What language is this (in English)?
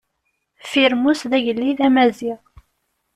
Kabyle